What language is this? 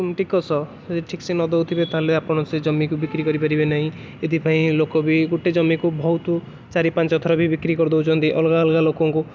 Odia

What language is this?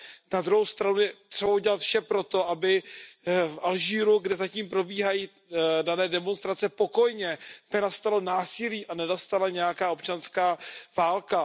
Czech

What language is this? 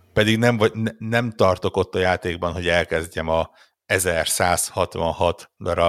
Hungarian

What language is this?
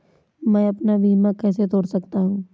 Hindi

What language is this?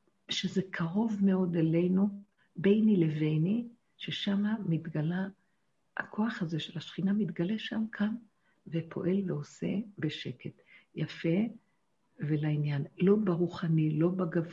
Hebrew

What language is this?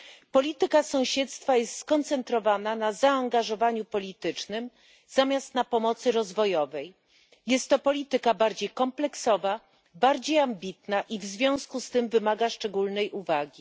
Polish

